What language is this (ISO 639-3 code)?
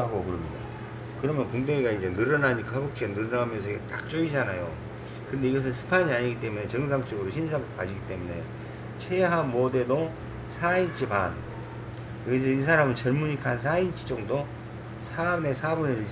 kor